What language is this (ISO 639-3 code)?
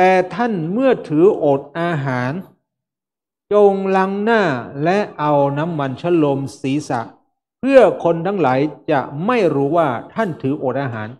tha